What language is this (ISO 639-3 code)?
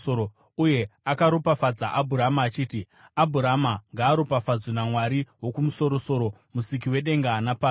sna